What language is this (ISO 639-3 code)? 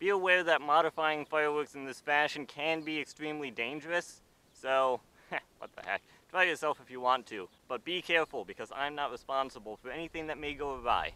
eng